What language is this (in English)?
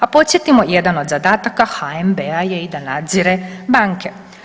Croatian